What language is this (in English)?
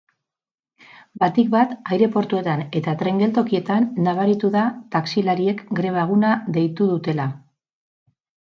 Basque